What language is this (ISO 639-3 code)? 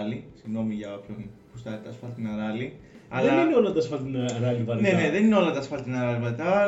ell